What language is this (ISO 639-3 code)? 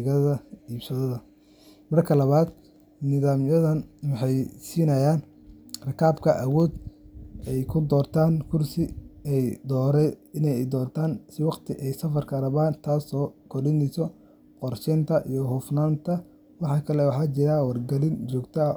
som